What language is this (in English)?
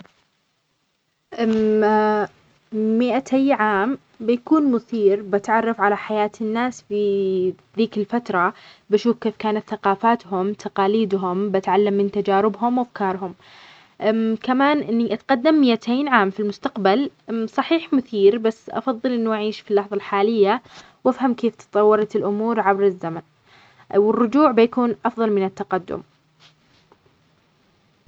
Omani Arabic